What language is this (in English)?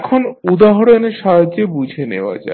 Bangla